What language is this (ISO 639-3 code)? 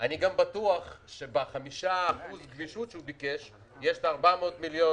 heb